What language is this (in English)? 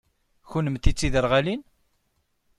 Kabyle